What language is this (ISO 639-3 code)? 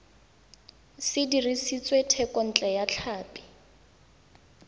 tsn